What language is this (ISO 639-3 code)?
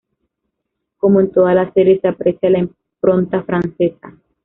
spa